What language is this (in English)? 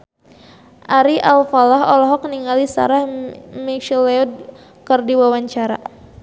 Sundanese